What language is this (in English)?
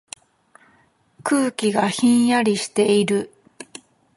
Japanese